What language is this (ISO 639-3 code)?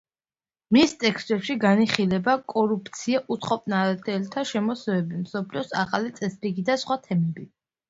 kat